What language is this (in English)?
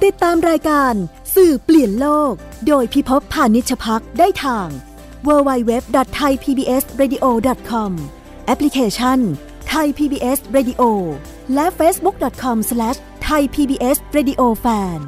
Thai